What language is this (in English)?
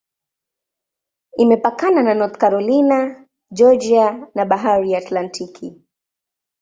Swahili